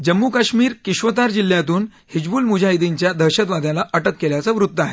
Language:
Marathi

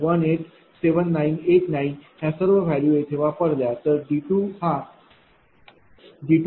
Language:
Marathi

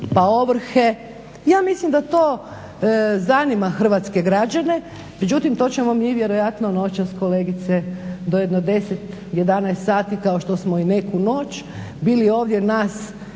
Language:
Croatian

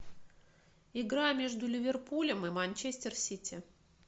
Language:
Russian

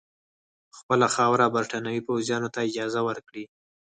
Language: Pashto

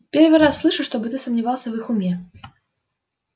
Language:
Russian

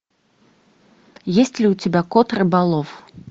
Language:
Russian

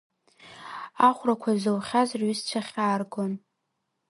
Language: Abkhazian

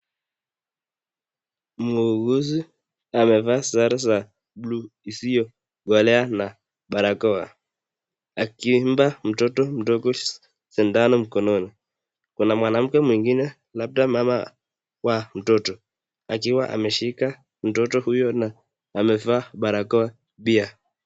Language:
Swahili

